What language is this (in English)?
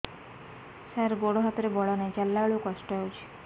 Odia